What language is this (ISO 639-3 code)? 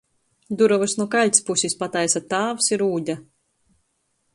ltg